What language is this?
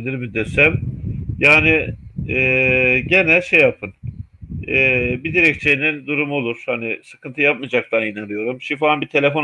Turkish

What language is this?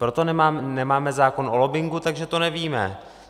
Czech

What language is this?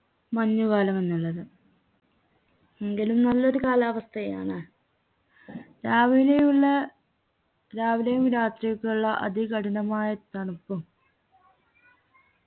Malayalam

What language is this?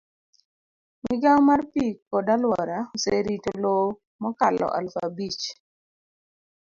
Luo (Kenya and Tanzania)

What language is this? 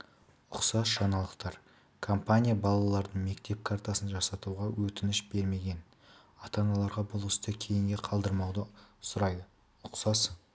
Kazakh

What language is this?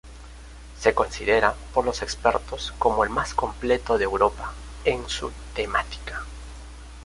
Spanish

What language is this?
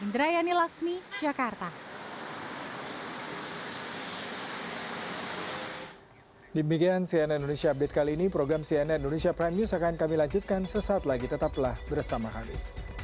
Indonesian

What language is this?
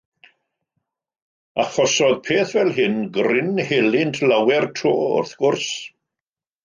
Welsh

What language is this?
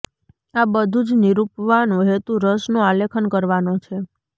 Gujarati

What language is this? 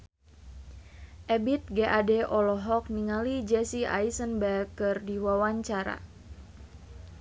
Sundanese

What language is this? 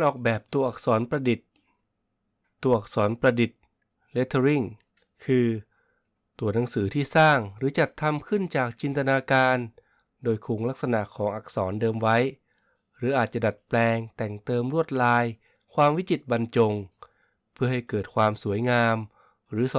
Thai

